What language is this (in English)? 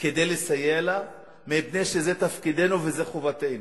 Hebrew